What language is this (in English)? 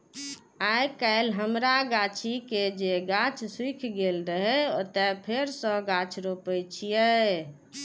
Maithili